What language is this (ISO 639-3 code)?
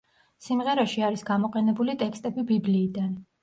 kat